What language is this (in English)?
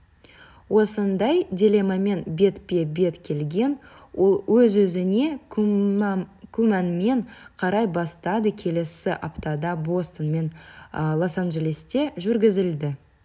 Kazakh